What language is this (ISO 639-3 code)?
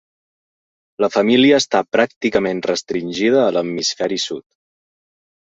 cat